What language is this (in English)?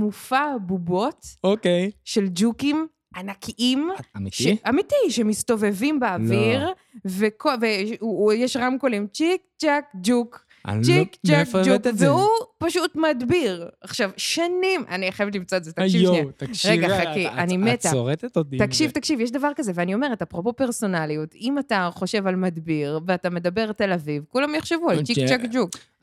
Hebrew